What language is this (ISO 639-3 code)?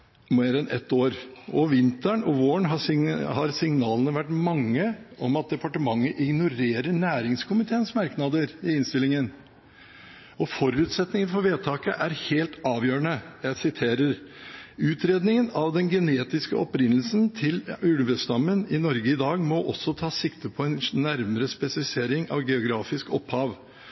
nob